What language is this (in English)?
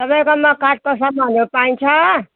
Nepali